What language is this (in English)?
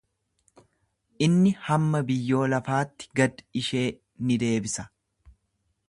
Oromo